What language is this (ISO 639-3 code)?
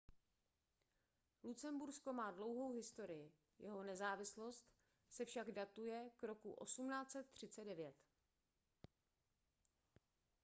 ces